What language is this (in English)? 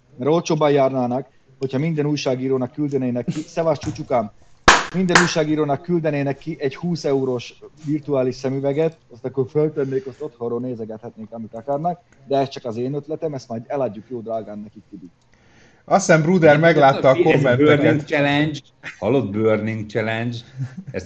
Hungarian